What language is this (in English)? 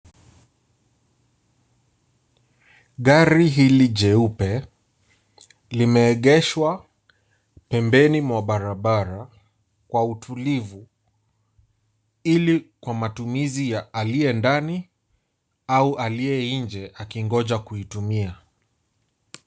Swahili